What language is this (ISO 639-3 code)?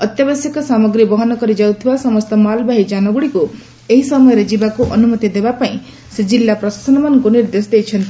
ori